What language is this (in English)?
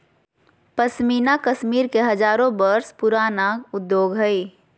Magahi